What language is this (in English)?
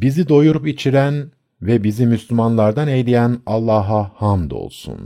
Turkish